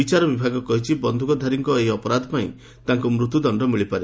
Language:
Odia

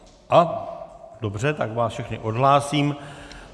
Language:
Czech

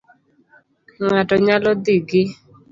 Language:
Luo (Kenya and Tanzania)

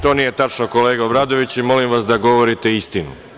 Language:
Serbian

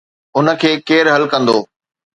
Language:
Sindhi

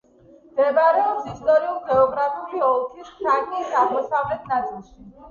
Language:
Georgian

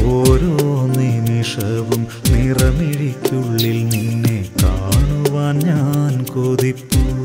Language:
Malayalam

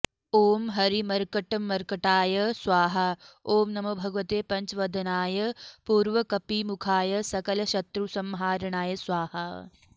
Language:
Sanskrit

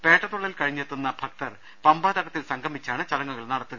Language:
Malayalam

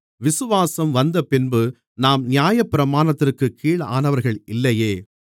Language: Tamil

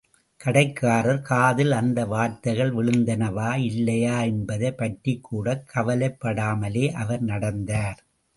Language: Tamil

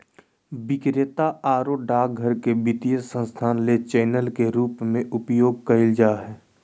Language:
Magahi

